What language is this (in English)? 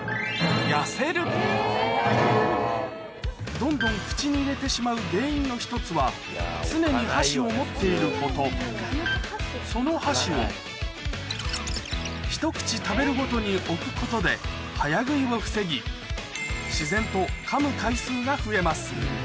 Japanese